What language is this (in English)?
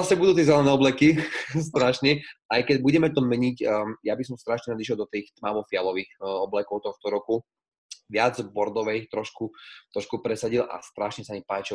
Slovak